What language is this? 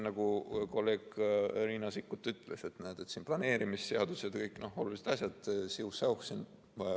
Estonian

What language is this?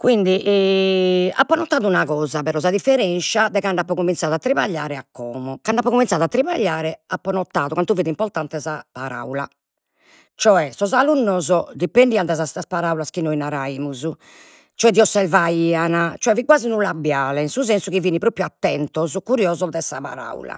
Sardinian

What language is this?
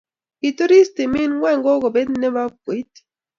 Kalenjin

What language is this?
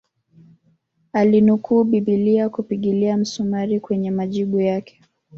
Swahili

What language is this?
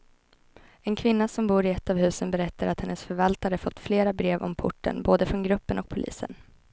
Swedish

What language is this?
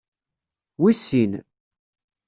Kabyle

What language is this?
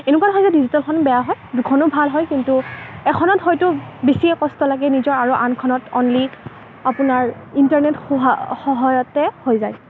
Assamese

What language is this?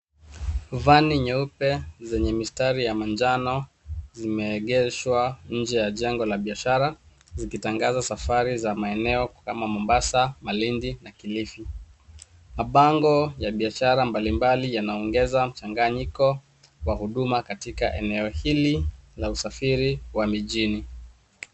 Swahili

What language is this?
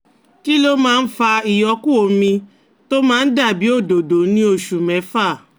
Yoruba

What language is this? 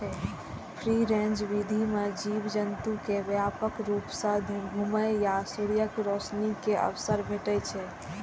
Maithili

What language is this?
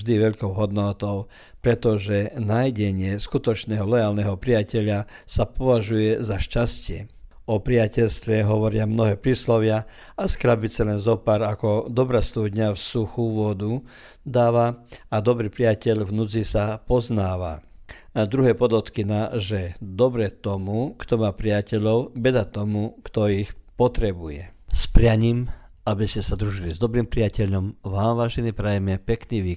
Croatian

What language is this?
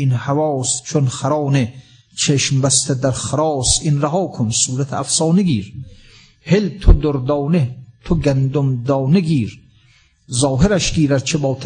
Persian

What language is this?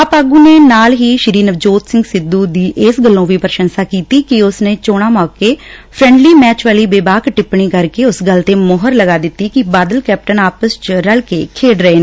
Punjabi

